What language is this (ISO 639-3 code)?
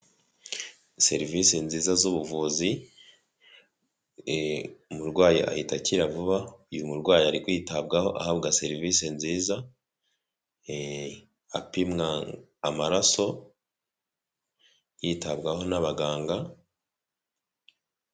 kin